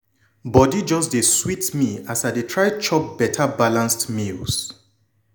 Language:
Nigerian Pidgin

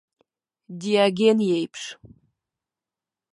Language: Abkhazian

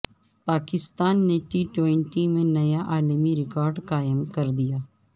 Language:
Urdu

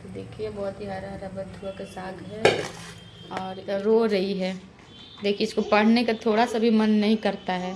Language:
Hindi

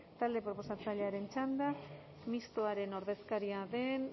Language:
Basque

